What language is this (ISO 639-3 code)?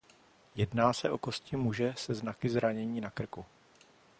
ces